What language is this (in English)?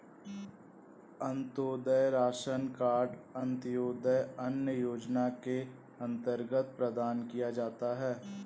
Hindi